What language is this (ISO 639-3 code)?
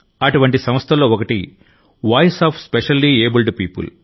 tel